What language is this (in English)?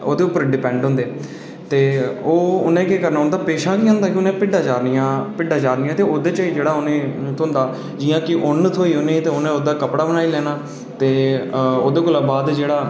Dogri